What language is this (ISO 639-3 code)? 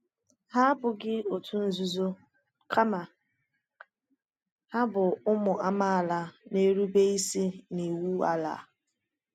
ibo